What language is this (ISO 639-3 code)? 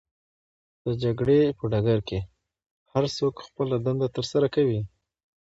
pus